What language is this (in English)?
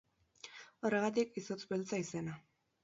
Basque